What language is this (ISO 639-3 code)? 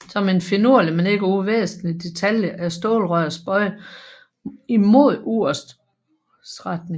dan